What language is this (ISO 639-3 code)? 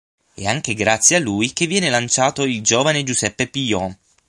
ita